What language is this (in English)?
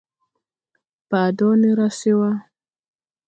Tupuri